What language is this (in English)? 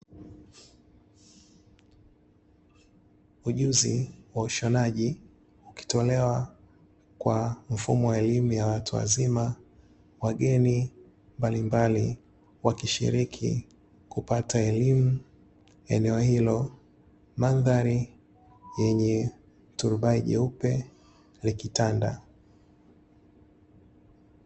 Swahili